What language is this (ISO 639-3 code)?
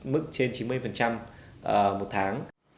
vie